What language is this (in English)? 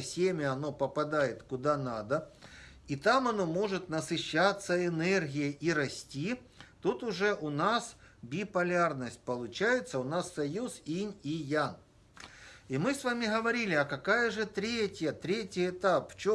Russian